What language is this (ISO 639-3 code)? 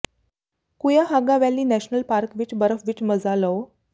pan